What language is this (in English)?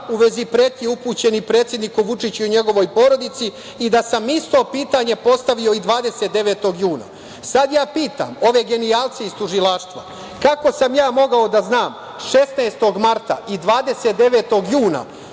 Serbian